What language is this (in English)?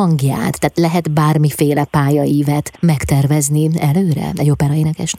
Hungarian